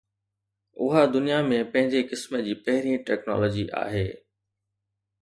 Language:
Sindhi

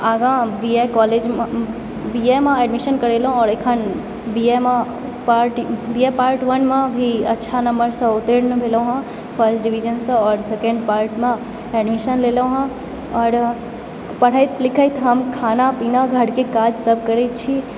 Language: Maithili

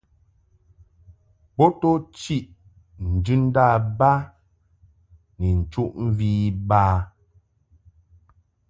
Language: Mungaka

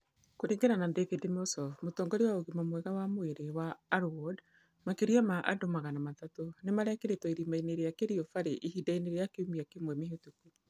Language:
Kikuyu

